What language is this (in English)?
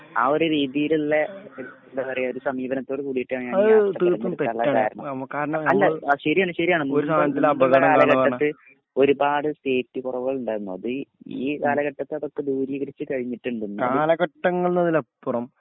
Malayalam